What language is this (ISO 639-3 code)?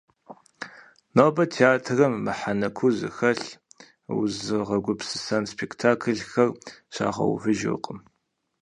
kbd